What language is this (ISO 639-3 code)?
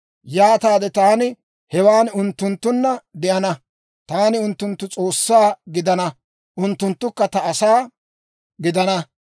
dwr